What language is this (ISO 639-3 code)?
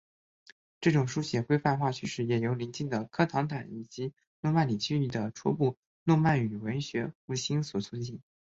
zho